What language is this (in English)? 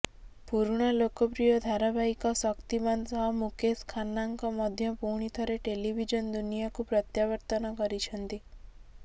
Odia